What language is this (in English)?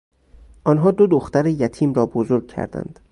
Persian